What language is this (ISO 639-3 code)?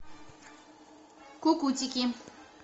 rus